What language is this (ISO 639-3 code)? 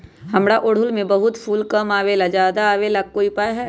mag